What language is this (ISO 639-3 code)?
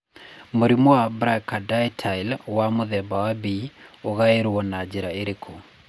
kik